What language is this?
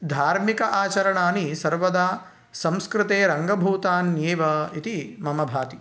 Sanskrit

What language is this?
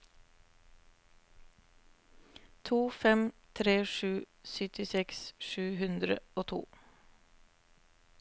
Norwegian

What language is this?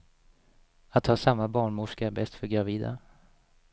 Swedish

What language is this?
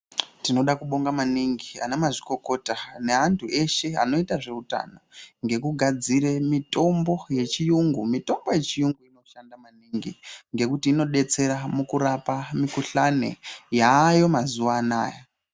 Ndau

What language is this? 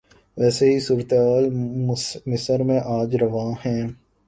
Urdu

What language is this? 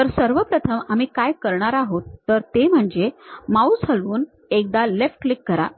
Marathi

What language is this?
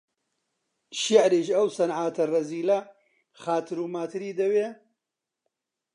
Central Kurdish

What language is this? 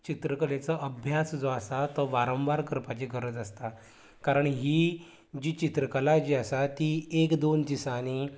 Konkani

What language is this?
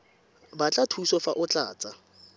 Tswana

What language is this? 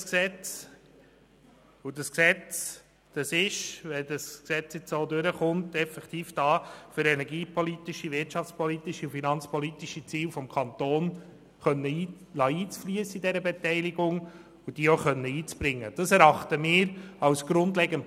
Swiss German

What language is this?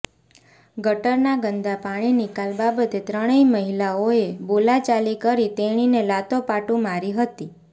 Gujarati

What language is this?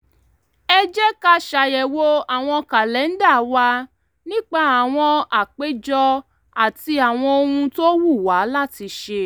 Yoruba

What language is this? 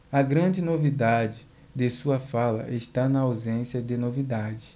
Portuguese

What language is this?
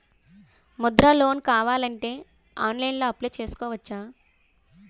Telugu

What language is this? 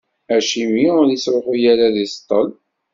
Kabyle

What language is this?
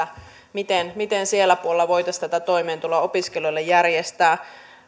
Finnish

